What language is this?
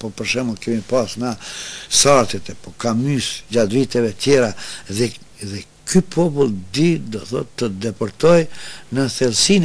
Arabic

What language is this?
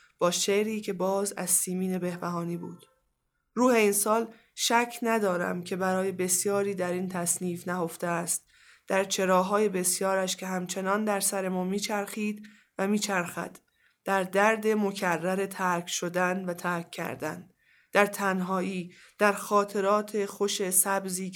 Persian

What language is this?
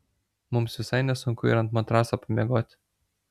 Lithuanian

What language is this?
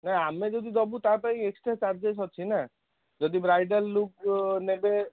Odia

